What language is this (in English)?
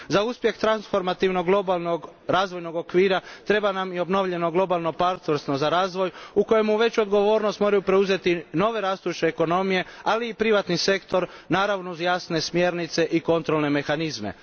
Croatian